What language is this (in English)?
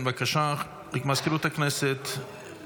Hebrew